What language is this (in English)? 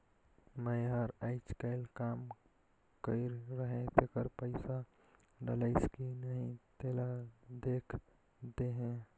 Chhattisgarhi